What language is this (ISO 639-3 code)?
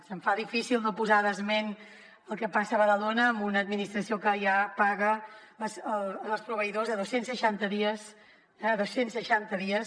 cat